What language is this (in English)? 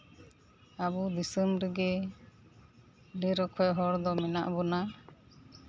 Santali